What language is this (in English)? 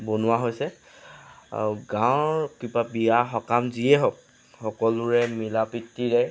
Assamese